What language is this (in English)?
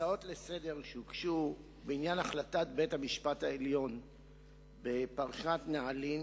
Hebrew